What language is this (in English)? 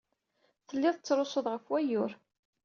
Kabyle